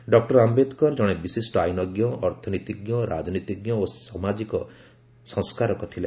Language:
Odia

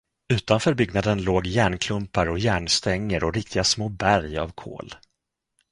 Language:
Swedish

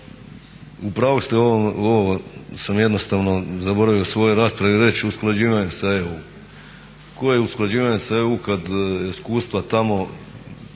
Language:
Croatian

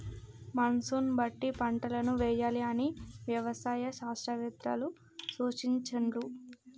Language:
Telugu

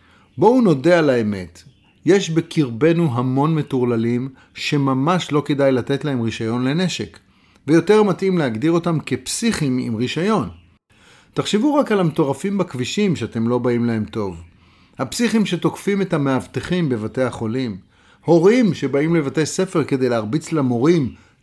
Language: Hebrew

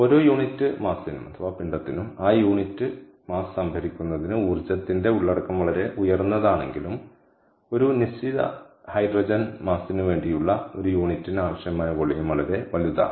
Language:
Malayalam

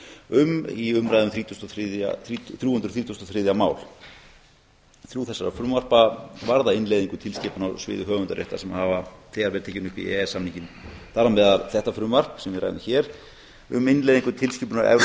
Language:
Icelandic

